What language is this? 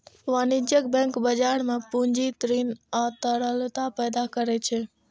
Maithili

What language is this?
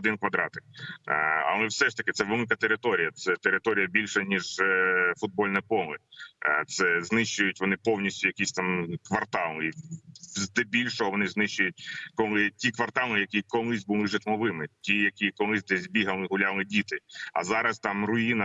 Ukrainian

